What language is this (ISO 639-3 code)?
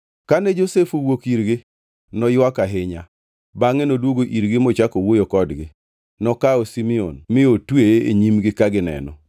luo